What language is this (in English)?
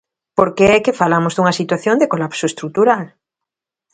Galician